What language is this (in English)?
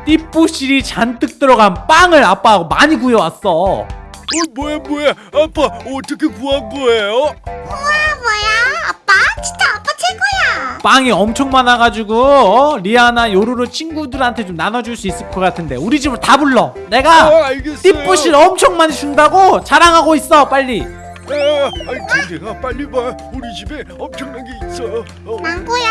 Korean